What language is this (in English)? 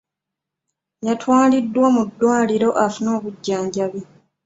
Ganda